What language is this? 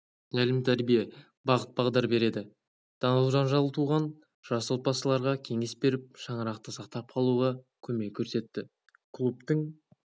Kazakh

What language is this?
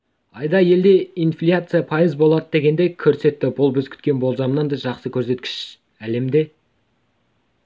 Kazakh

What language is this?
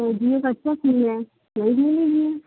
Urdu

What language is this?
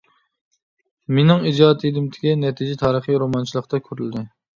Uyghur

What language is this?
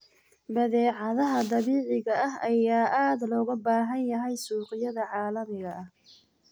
Somali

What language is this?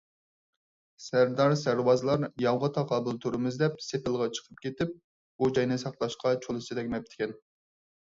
Uyghur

